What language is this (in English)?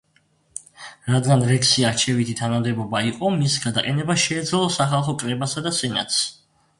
Georgian